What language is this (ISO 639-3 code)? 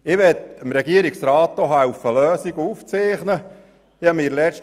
gsw